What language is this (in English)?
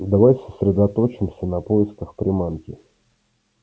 Russian